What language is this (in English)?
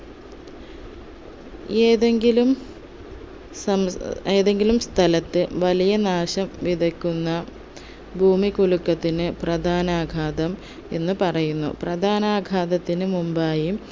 Malayalam